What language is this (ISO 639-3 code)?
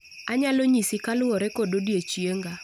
luo